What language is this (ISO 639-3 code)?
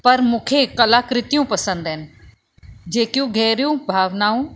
snd